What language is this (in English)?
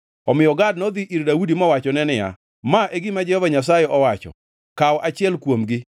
Luo (Kenya and Tanzania)